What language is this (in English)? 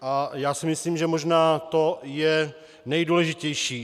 Czech